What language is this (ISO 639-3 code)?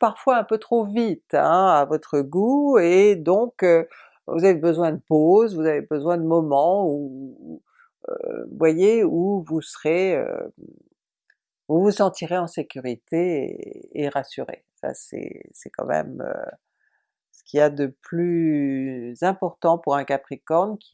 fra